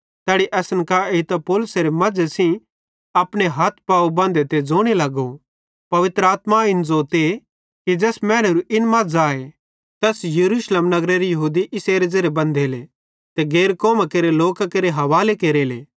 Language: Bhadrawahi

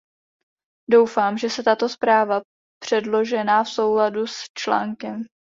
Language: Czech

